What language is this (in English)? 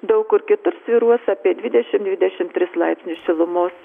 Lithuanian